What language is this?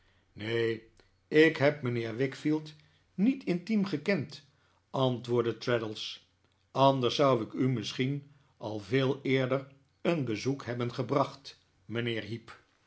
Dutch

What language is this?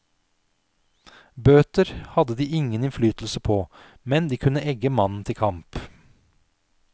Norwegian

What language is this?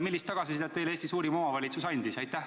Estonian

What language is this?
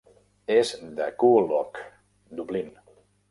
Catalan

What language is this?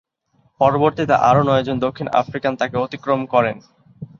Bangla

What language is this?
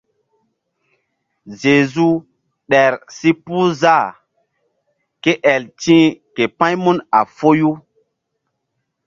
Mbum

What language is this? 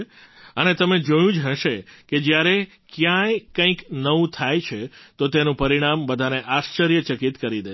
Gujarati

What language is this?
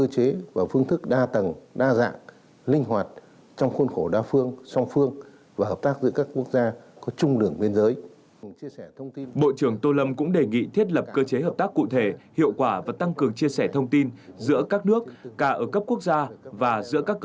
Vietnamese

